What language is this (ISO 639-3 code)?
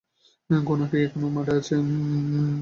ben